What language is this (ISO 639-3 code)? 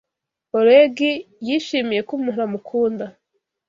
kin